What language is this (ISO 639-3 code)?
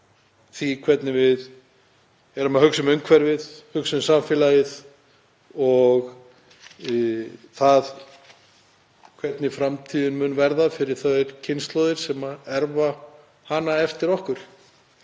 isl